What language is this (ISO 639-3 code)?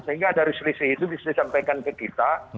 ind